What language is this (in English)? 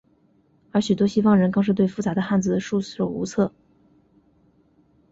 Chinese